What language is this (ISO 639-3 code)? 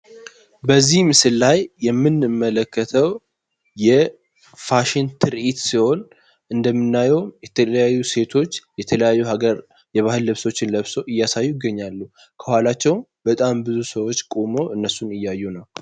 amh